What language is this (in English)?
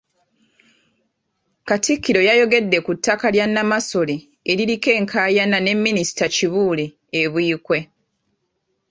Ganda